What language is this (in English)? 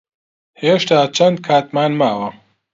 Central Kurdish